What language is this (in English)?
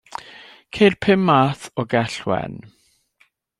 Welsh